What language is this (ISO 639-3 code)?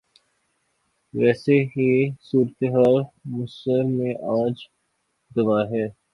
urd